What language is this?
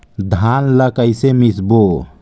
Chhattisgarhi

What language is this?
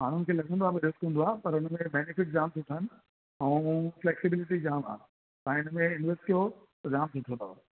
Sindhi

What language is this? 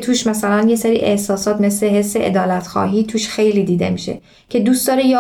Persian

